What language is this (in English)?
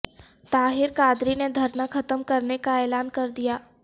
Urdu